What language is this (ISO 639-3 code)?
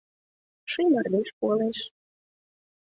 chm